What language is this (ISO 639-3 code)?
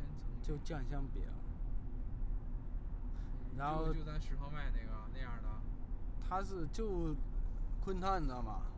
zho